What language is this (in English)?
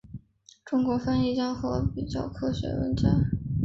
Chinese